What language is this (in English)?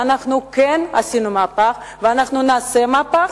Hebrew